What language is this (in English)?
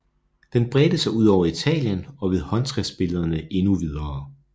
Danish